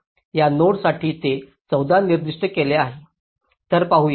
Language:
Marathi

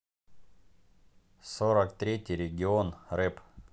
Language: Russian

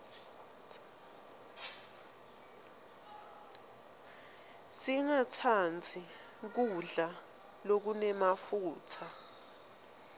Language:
Swati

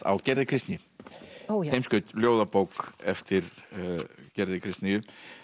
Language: Icelandic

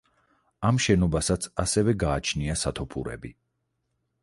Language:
Georgian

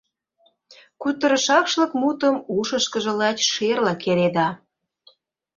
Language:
Mari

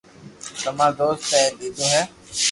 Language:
Loarki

